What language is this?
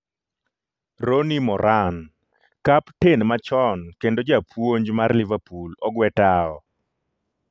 Luo (Kenya and Tanzania)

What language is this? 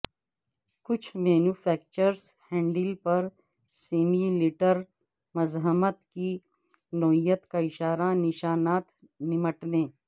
Urdu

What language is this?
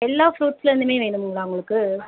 Tamil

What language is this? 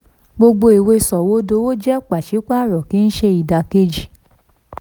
Yoruba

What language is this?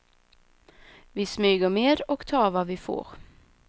Swedish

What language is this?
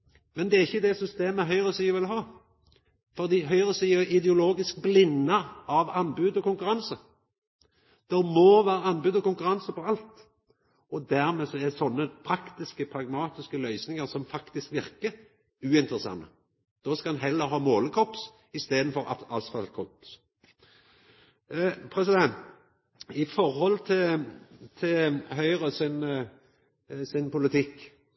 Norwegian Nynorsk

